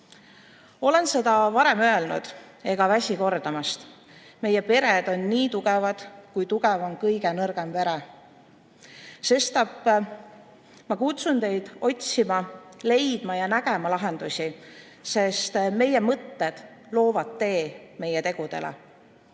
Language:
Estonian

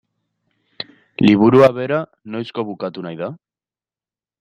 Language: Basque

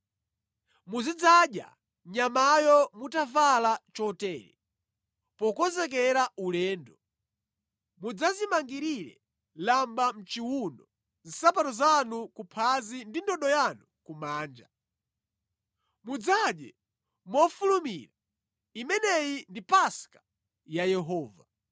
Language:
Nyanja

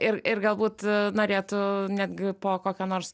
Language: Lithuanian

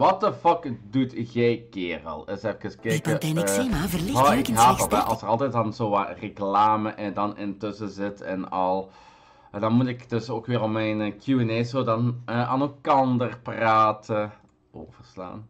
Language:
Dutch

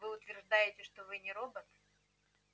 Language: Russian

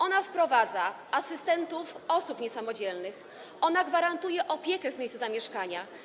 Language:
Polish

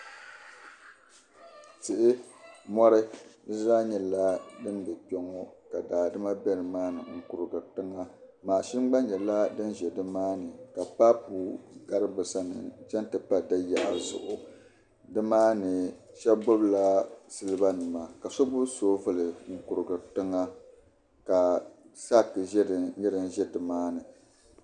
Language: Dagbani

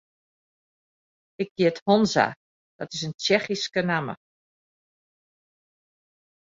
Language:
Western Frisian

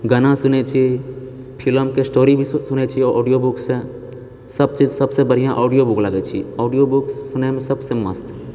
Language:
Maithili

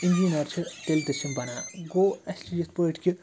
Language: Kashmiri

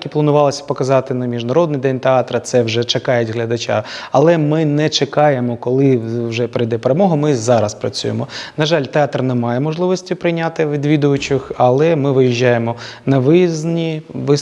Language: Ukrainian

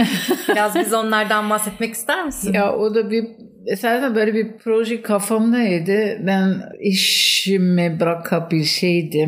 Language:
Turkish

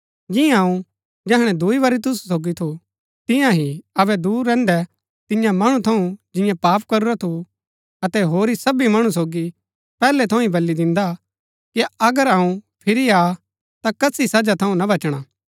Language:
Gaddi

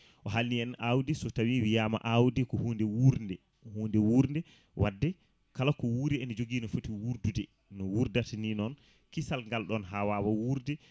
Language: Fula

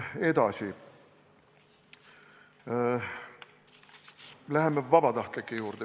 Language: Estonian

